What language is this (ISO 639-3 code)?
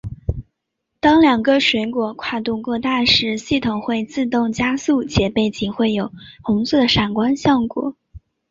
zho